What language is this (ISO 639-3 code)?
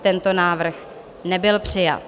ces